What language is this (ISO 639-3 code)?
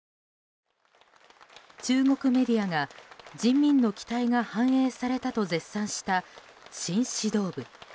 jpn